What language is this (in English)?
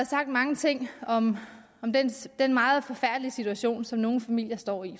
Danish